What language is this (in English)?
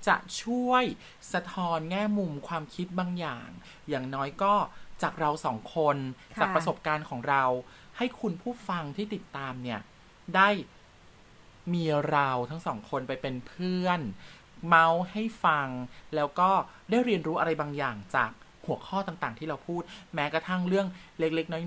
Thai